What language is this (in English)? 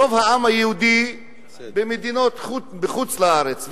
Hebrew